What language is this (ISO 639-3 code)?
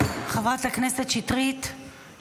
heb